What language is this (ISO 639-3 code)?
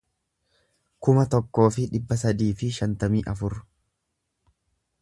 orm